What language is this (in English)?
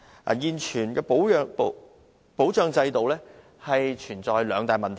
Cantonese